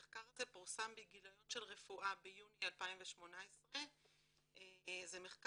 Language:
Hebrew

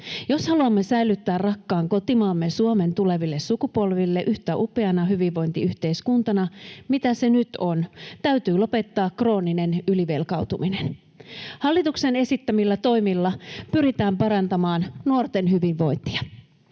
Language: Finnish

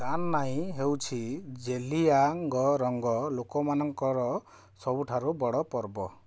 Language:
Odia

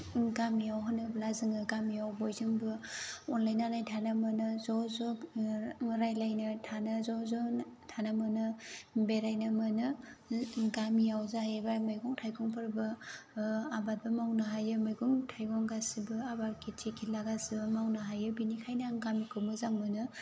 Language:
Bodo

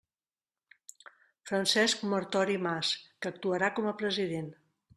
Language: Catalan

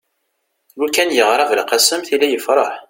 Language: Kabyle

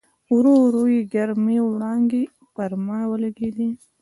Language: Pashto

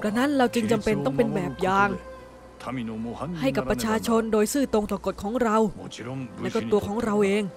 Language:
Thai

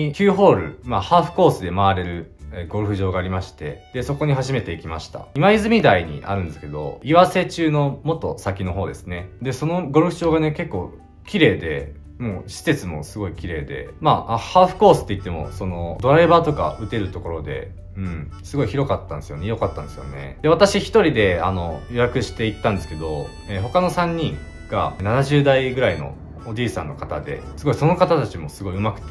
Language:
Japanese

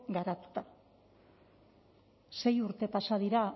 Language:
Basque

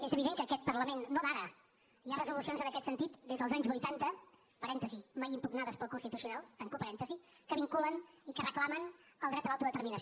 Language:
Catalan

